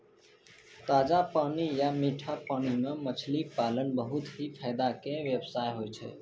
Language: Maithili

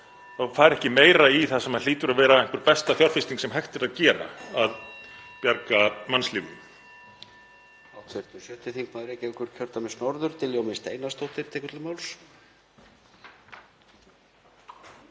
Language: Icelandic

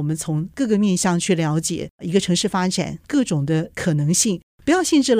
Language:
Chinese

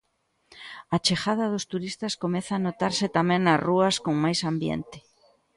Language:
Galician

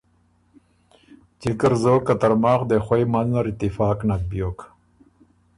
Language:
Ormuri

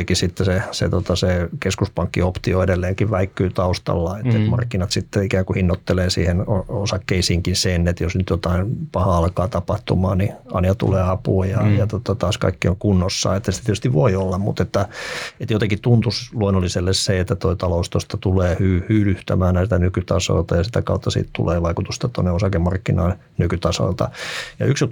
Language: Finnish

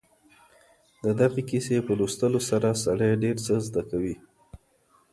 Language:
Pashto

